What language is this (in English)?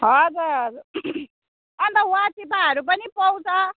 Nepali